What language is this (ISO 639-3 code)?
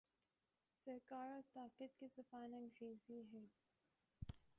urd